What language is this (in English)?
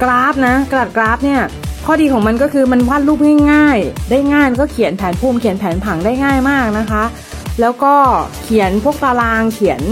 Thai